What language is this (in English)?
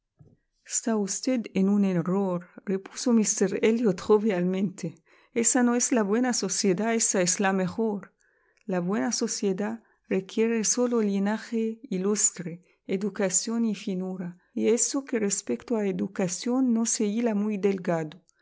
Spanish